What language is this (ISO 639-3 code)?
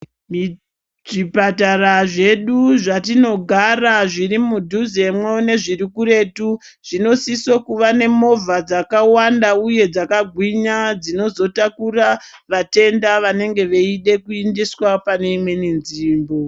ndc